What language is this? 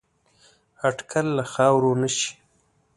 Pashto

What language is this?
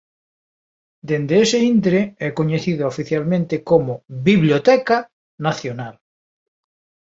Galician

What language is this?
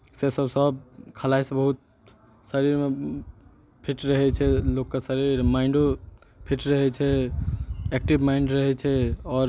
Maithili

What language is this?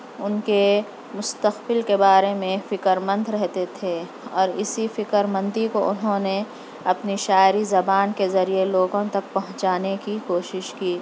Urdu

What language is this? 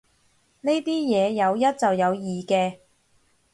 Cantonese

